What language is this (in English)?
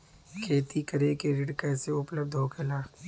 Bhojpuri